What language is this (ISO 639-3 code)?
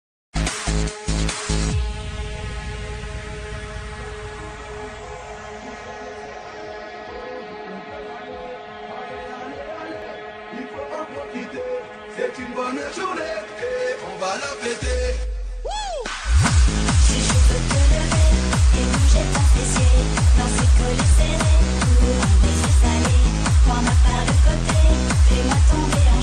ara